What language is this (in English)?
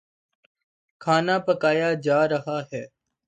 Urdu